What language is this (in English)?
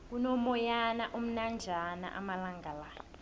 South Ndebele